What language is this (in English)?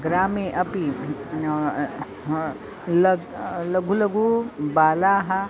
Sanskrit